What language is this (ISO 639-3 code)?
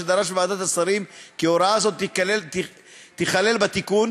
heb